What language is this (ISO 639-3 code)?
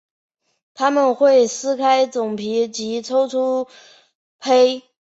zho